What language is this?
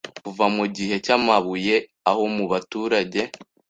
Kinyarwanda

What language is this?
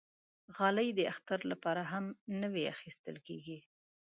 Pashto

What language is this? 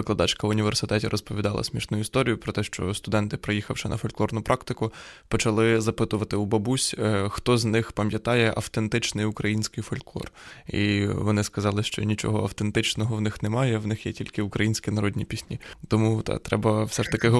Ukrainian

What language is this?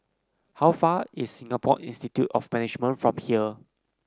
English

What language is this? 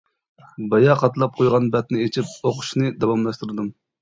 Uyghur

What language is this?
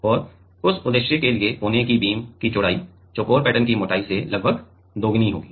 Hindi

